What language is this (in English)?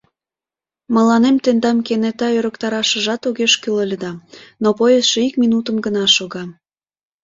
Mari